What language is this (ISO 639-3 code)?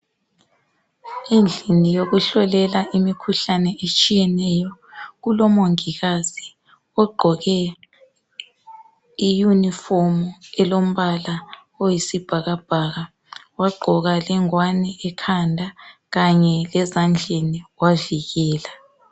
nde